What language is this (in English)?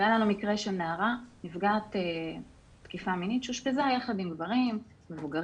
Hebrew